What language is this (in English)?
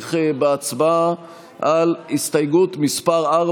Hebrew